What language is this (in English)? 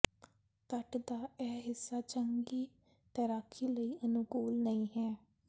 Punjabi